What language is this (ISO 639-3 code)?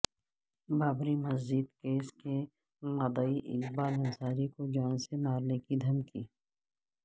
urd